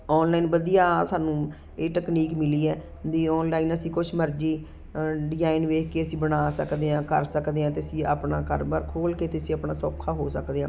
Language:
Punjabi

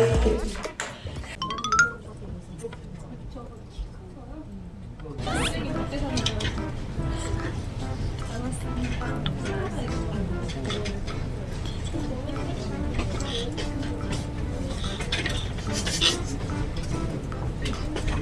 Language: Korean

